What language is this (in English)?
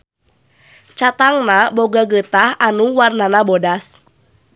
Sundanese